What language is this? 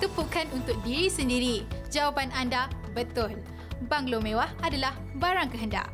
Malay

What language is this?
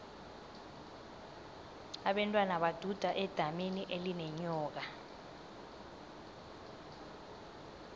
South Ndebele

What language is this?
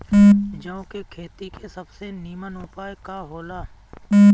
Bhojpuri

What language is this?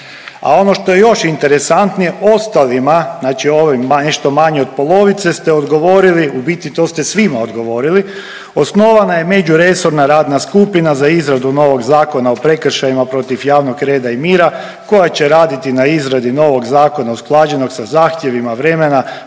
Croatian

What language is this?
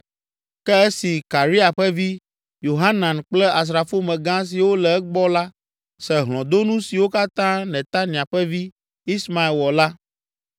Ewe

